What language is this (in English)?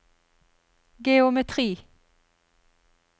Norwegian